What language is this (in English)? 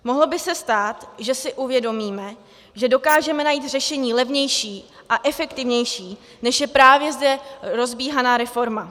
Czech